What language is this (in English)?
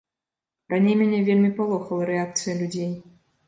Belarusian